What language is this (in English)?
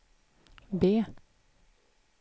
Swedish